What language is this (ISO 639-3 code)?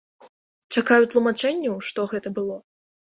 bel